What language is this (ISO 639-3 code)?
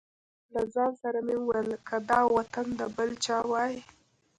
pus